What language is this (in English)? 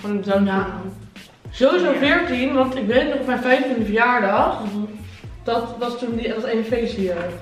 Dutch